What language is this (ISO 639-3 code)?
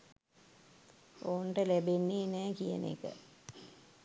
sin